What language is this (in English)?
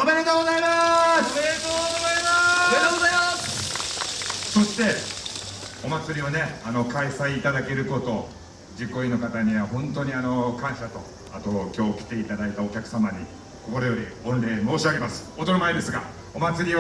Japanese